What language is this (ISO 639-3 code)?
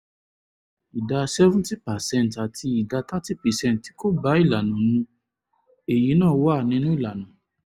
yor